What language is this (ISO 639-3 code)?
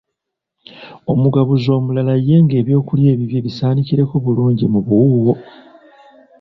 lug